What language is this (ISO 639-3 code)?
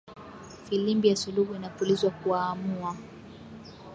swa